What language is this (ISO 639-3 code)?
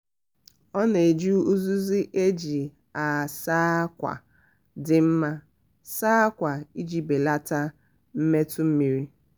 ibo